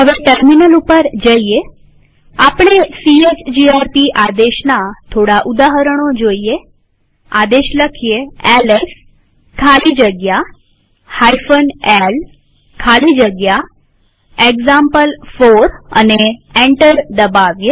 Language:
Gujarati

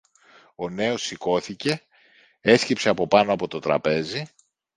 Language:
Greek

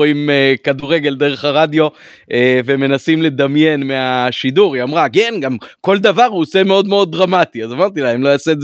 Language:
Hebrew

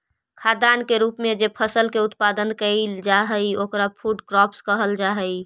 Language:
Magahi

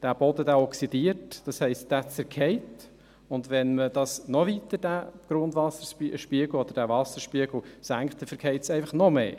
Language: Swiss German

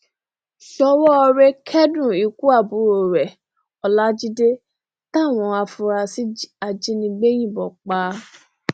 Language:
Yoruba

